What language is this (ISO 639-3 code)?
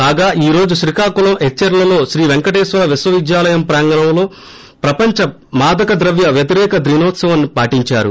tel